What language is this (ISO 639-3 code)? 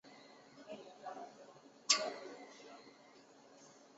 zho